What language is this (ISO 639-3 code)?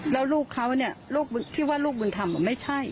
tha